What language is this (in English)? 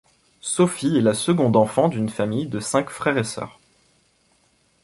French